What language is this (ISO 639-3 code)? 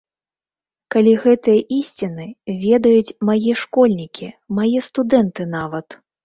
bel